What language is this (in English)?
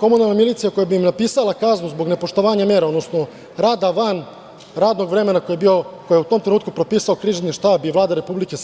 Serbian